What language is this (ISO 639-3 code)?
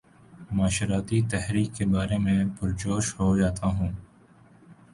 urd